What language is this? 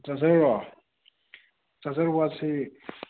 Manipuri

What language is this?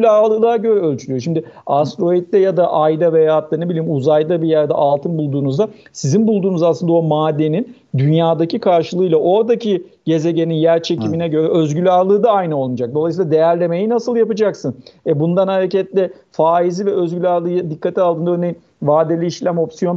Turkish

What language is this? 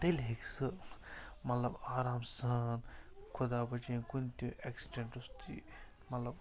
Kashmiri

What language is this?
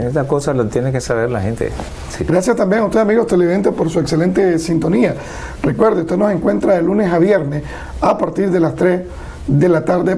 Spanish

